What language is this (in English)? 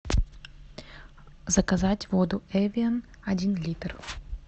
Russian